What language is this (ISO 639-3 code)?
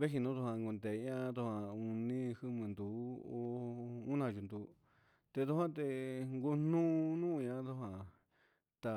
mxs